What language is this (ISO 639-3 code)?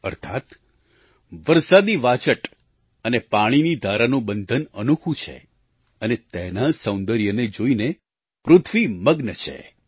guj